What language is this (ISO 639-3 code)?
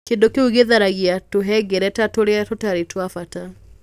kik